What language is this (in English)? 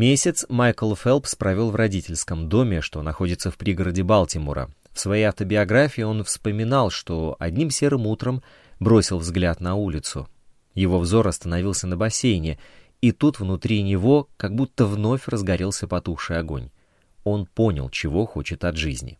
Russian